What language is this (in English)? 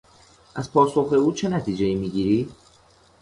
Persian